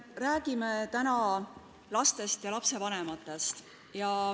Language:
Estonian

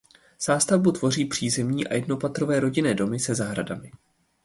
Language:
Czech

